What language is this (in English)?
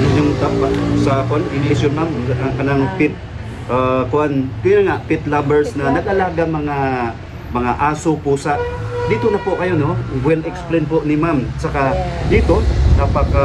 Filipino